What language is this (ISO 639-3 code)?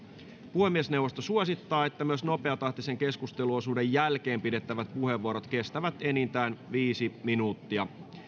fin